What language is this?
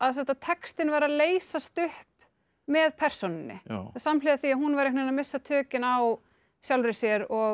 Icelandic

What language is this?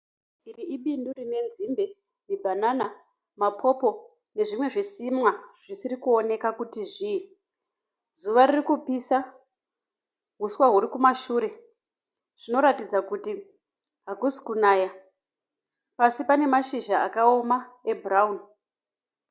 Shona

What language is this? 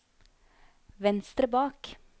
Norwegian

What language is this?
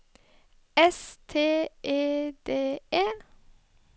Norwegian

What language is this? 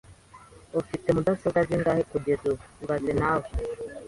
Kinyarwanda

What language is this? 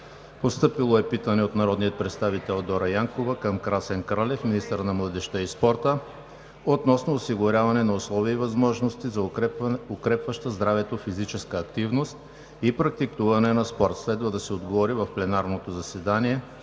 Bulgarian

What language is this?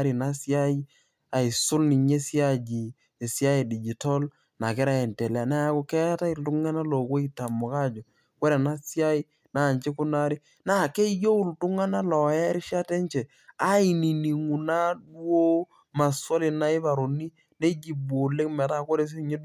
Masai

